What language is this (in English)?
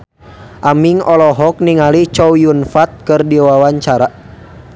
Sundanese